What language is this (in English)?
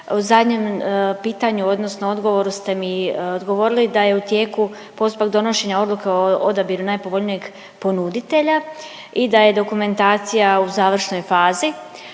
Croatian